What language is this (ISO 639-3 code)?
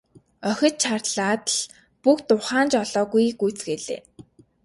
mon